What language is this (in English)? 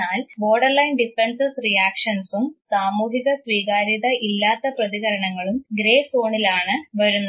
Malayalam